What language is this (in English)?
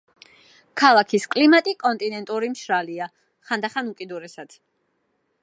Georgian